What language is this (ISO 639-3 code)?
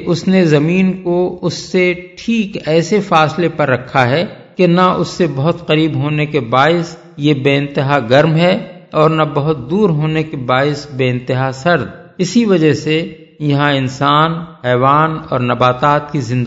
urd